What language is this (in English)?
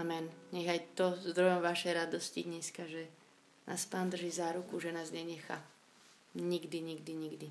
Slovak